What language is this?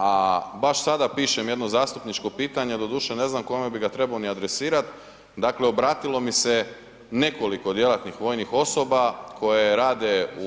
Croatian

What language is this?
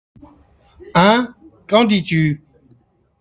French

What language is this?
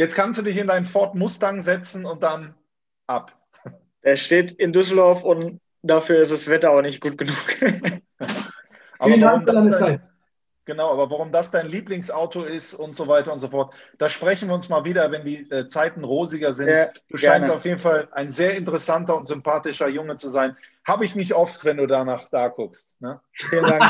German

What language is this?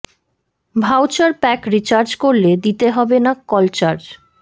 Bangla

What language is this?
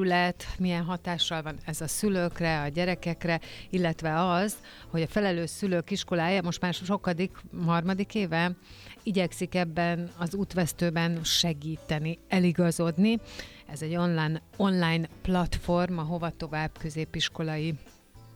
Hungarian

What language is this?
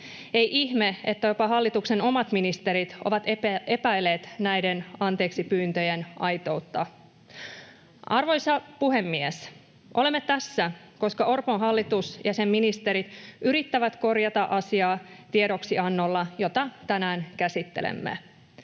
Finnish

